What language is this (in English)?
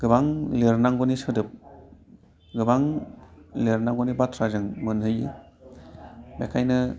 Bodo